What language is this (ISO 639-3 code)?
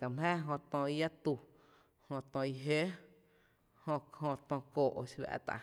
cte